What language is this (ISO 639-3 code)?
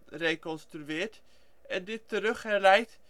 nld